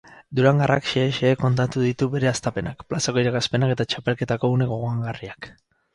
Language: Basque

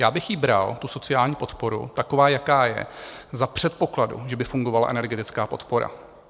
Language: Czech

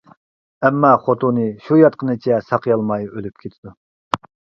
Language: Uyghur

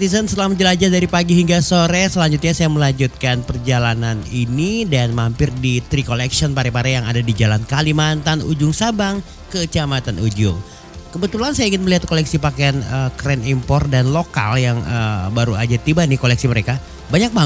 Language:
Indonesian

